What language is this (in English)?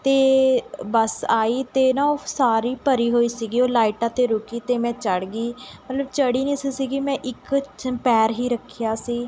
Punjabi